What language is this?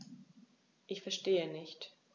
German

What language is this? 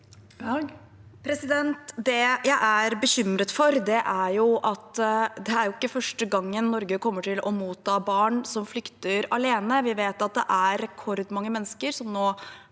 Norwegian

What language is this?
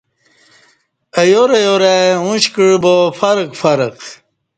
Kati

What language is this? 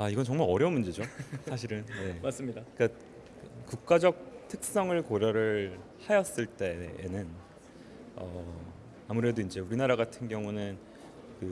Korean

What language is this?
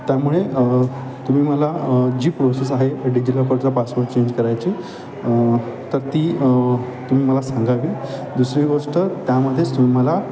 Marathi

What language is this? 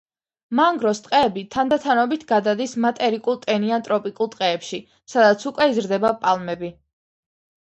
Georgian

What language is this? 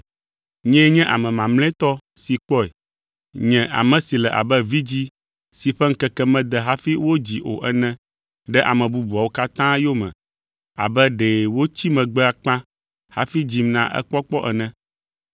Ewe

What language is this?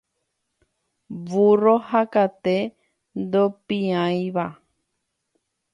Guarani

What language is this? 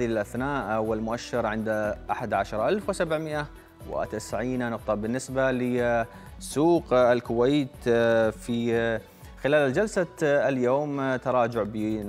Arabic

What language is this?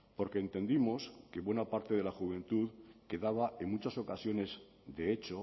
Spanish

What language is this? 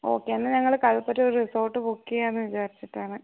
Malayalam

